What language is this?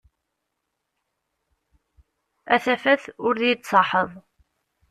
Kabyle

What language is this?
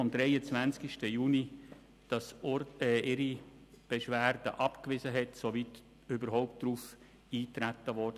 Swiss German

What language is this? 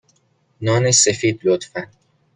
Persian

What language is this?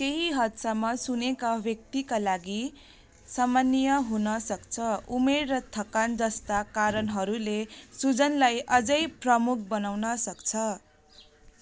Nepali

